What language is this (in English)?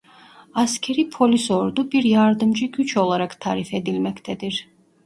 Turkish